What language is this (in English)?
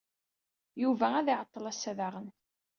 Kabyle